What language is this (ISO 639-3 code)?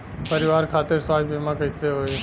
bho